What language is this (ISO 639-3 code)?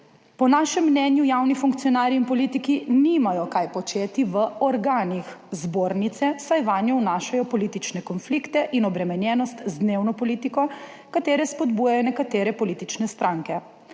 slv